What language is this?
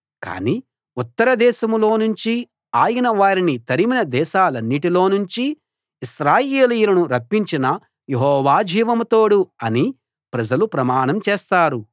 Telugu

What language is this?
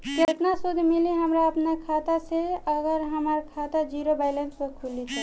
Bhojpuri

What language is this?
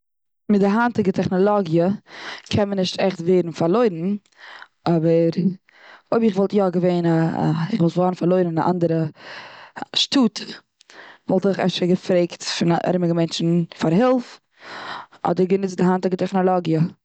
Yiddish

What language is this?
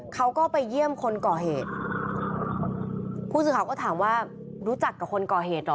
Thai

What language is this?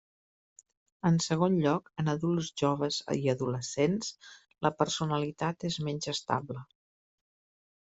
Catalan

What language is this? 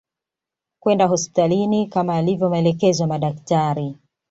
Swahili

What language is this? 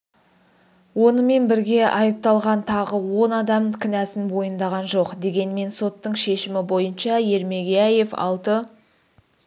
Kazakh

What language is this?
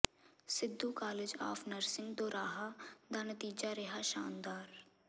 Punjabi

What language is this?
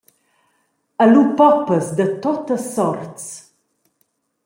Romansh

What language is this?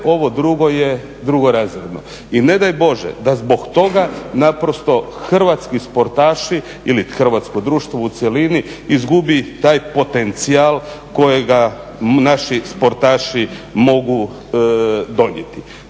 Croatian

